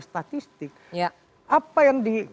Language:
Indonesian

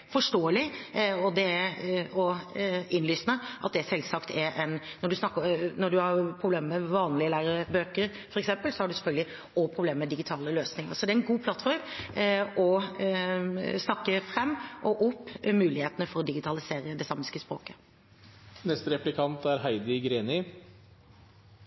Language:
Norwegian Bokmål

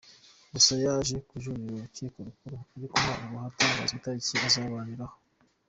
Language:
Kinyarwanda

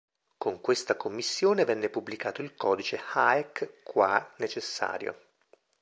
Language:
Italian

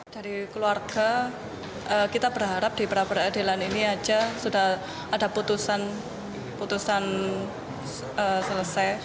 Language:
Indonesian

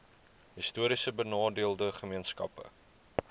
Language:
Afrikaans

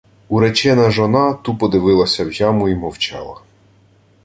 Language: Ukrainian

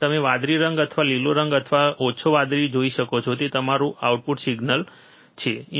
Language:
Gujarati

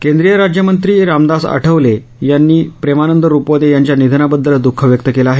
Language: Marathi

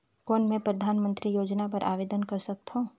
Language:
Chhattisgarhi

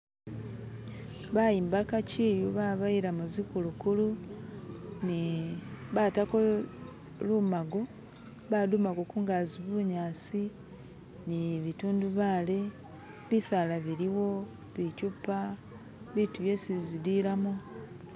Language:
Masaaba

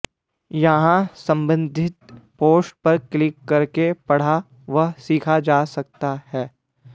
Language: Sanskrit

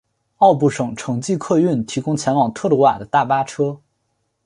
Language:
Chinese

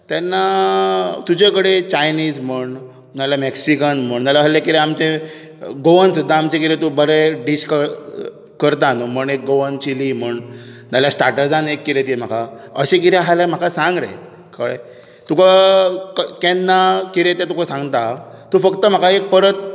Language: Konkani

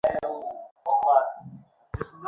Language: Bangla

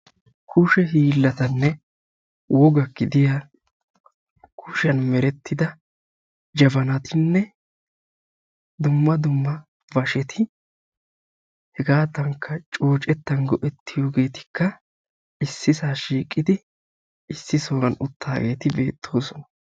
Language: Wolaytta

